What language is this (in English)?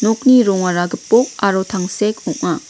Garo